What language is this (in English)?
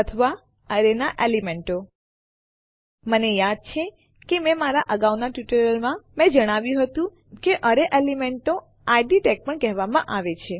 Gujarati